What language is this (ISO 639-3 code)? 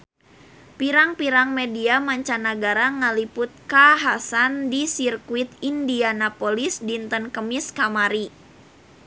sun